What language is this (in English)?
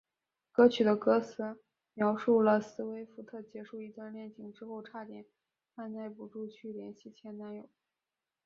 Chinese